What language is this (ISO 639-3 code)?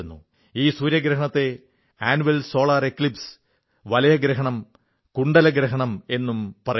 mal